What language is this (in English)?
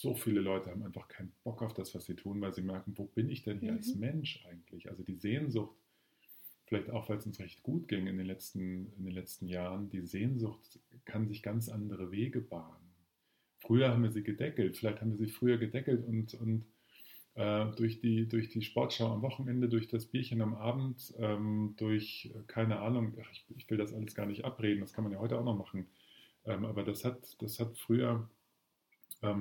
German